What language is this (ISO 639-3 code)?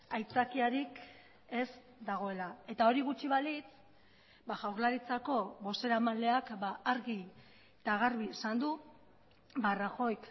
eus